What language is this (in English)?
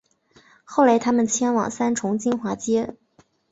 Chinese